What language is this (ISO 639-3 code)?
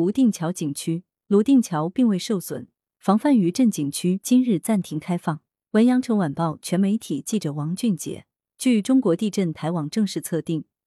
zho